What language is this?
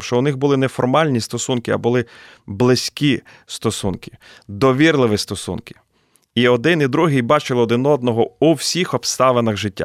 Ukrainian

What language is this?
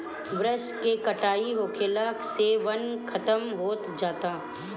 Bhojpuri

